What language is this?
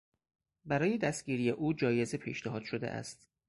Persian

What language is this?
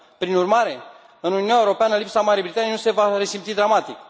Romanian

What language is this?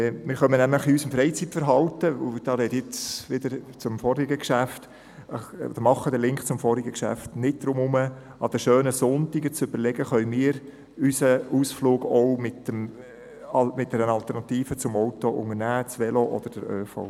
Swiss German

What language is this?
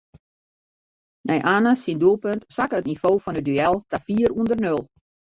Western Frisian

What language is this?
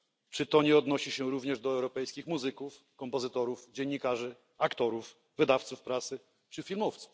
Polish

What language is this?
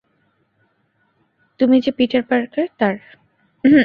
Bangla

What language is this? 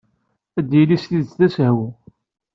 Kabyle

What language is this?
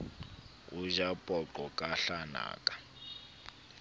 Southern Sotho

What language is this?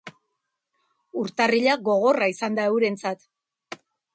Basque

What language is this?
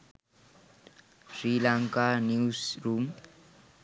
Sinhala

